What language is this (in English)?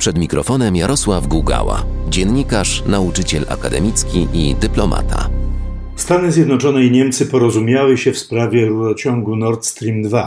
Polish